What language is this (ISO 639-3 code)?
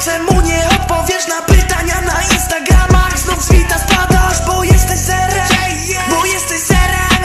pol